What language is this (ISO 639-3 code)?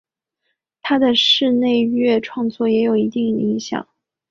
zho